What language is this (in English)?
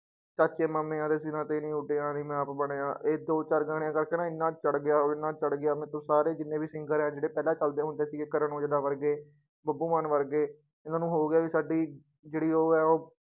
Punjabi